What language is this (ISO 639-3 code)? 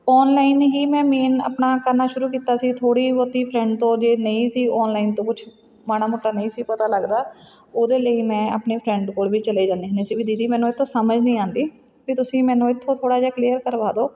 pan